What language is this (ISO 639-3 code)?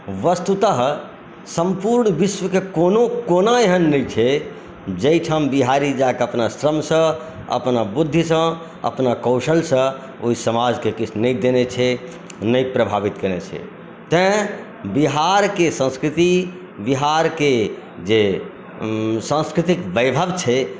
mai